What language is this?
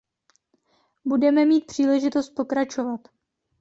Czech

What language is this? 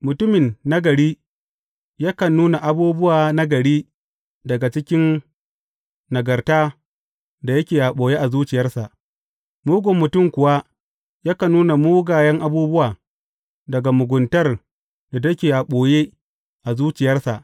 Hausa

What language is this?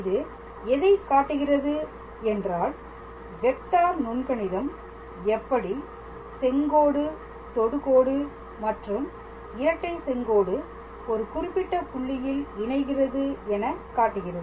Tamil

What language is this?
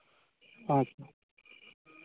Santali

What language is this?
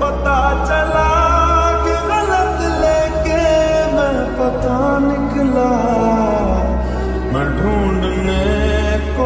Arabic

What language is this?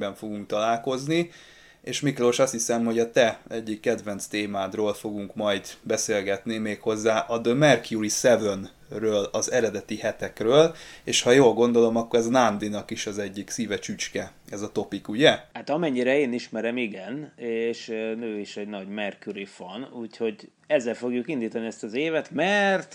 Hungarian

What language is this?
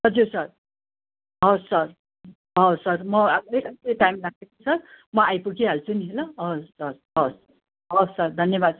Nepali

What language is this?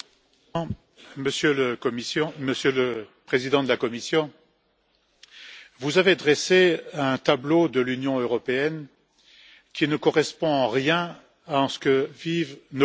French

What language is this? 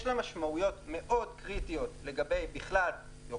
Hebrew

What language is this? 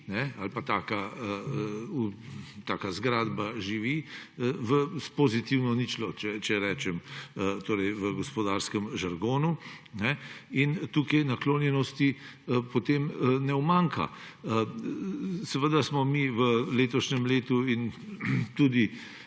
Slovenian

